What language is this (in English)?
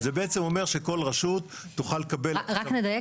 Hebrew